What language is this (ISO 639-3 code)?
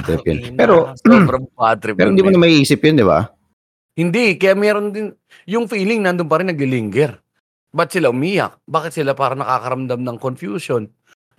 fil